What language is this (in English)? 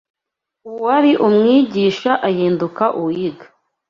Kinyarwanda